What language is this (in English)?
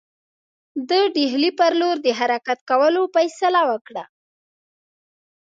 Pashto